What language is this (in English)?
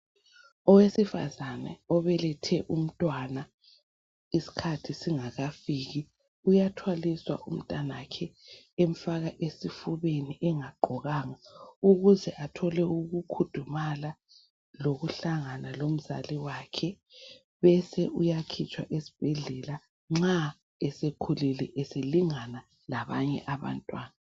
North Ndebele